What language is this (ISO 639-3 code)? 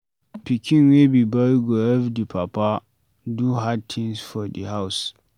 pcm